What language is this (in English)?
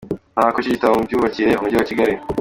Kinyarwanda